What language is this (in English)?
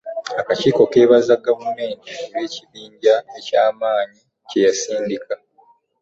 Ganda